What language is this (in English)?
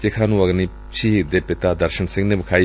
Punjabi